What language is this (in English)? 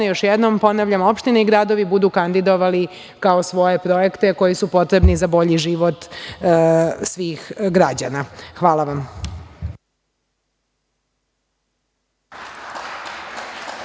Serbian